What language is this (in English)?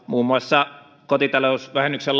Finnish